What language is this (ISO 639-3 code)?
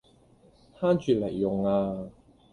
yue